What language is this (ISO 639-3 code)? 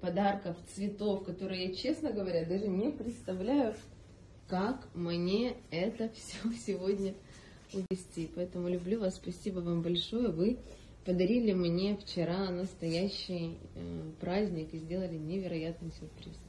rus